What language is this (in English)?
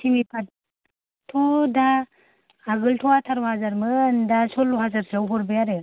Bodo